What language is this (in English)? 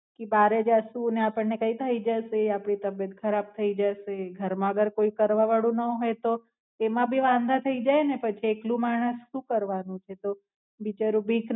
Gujarati